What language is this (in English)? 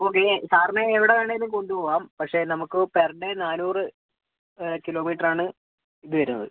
Malayalam